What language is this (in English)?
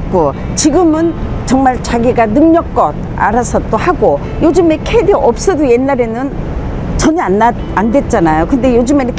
Korean